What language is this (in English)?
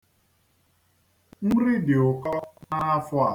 Igbo